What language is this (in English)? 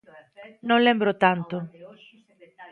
Galician